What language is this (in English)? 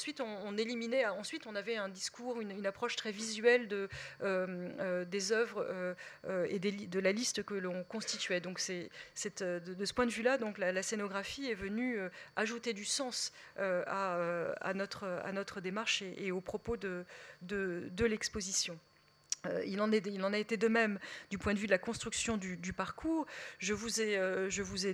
French